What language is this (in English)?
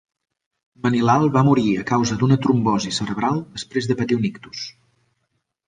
Catalan